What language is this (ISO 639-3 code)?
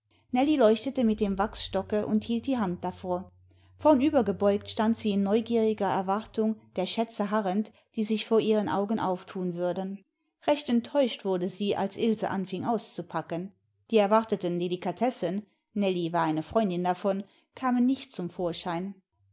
deu